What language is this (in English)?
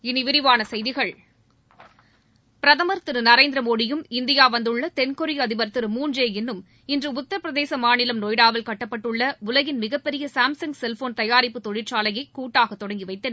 Tamil